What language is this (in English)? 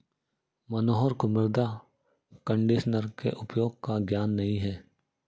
Hindi